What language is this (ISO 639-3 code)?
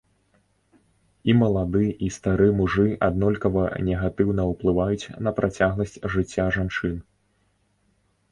bel